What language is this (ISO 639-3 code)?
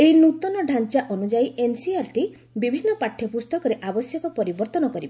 ori